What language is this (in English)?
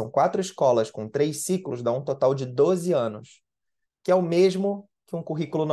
Portuguese